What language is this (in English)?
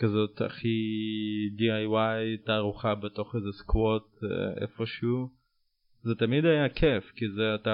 Hebrew